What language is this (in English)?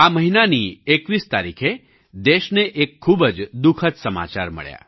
Gujarati